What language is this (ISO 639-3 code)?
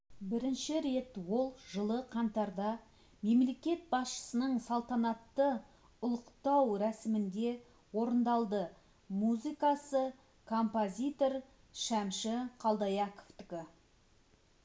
kaz